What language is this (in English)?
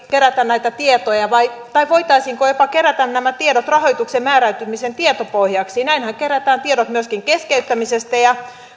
Finnish